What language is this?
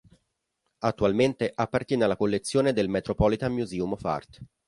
Italian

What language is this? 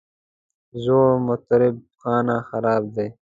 Pashto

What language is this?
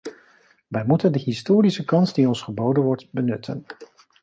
Dutch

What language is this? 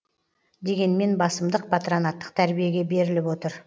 Kazakh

